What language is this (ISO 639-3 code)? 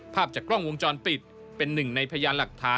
tha